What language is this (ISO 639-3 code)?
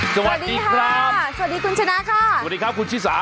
tha